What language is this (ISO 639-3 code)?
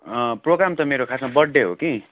nep